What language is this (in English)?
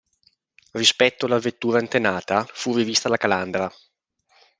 Italian